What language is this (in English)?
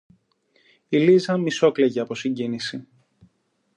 Greek